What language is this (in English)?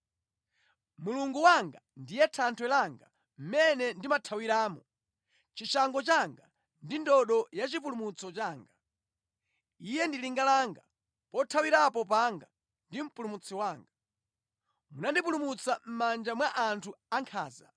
Nyanja